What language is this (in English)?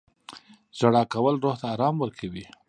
Pashto